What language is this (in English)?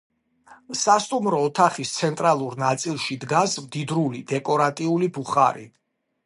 Georgian